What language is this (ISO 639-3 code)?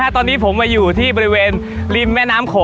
tha